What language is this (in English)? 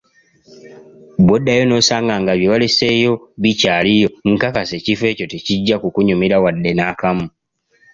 Ganda